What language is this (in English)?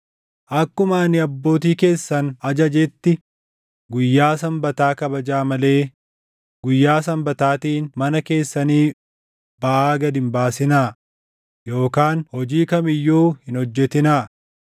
Oromo